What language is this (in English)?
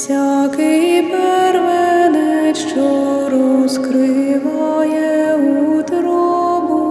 Ukrainian